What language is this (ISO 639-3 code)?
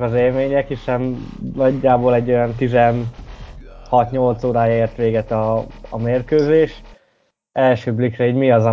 hun